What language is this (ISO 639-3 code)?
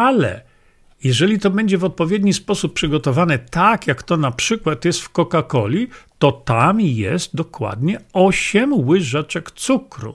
pol